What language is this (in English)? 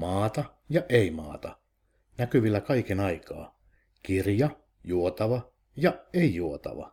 Finnish